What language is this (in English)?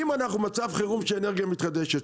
Hebrew